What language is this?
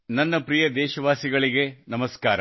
Kannada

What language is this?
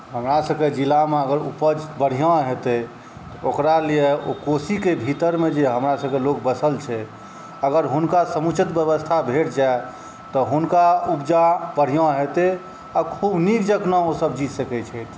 Maithili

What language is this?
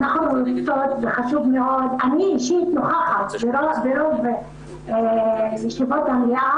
Hebrew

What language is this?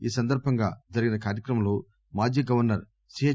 Telugu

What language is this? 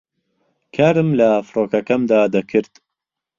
Central Kurdish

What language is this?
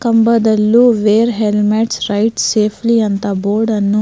Kannada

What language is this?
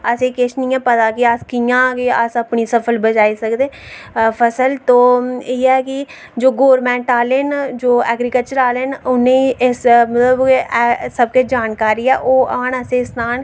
Dogri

